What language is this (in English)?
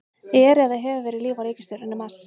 Icelandic